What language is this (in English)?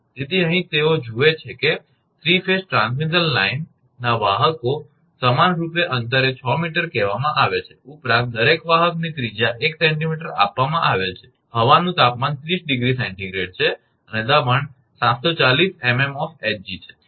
Gujarati